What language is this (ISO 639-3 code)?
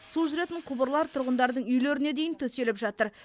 kaz